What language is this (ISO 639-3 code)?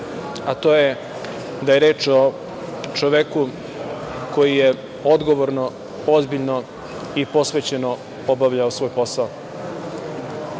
srp